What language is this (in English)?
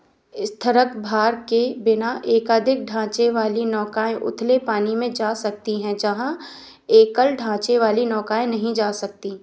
Hindi